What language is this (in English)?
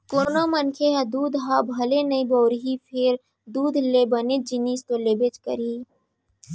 Chhattisgarhi